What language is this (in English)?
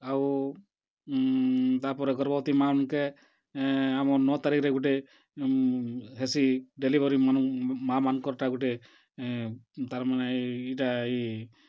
Odia